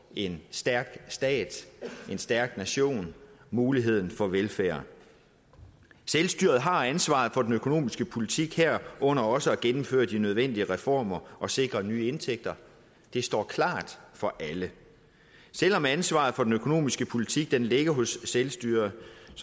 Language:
Danish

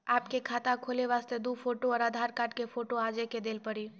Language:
Maithili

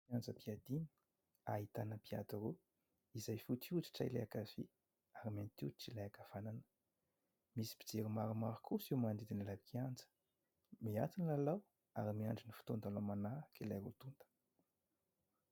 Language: Malagasy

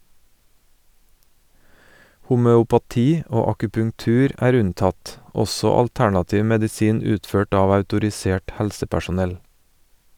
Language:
Norwegian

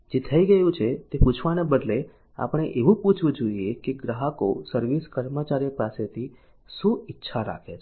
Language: Gujarati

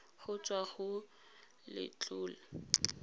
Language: Tswana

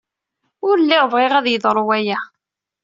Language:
Kabyle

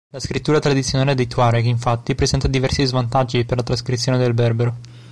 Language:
Italian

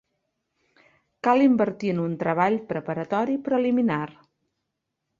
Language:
Catalan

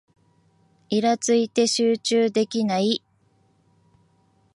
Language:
Japanese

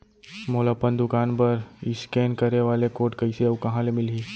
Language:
Chhattisgarhi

